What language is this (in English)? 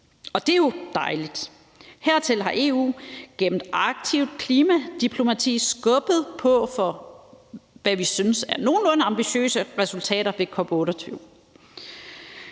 Danish